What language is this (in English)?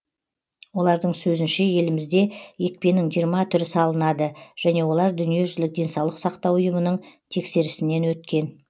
Kazakh